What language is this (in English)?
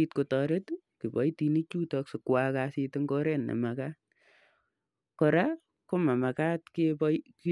Kalenjin